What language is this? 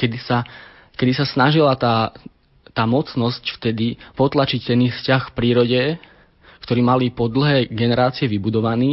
Slovak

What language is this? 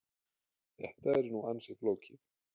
Icelandic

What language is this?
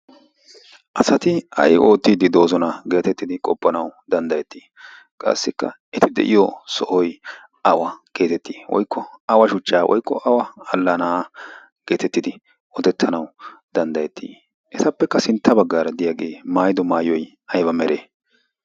Wolaytta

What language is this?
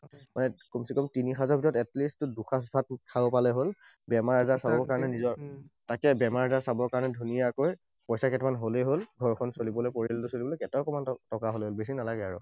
Assamese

